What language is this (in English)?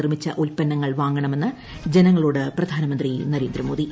Malayalam